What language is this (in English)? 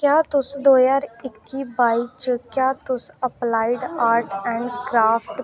Dogri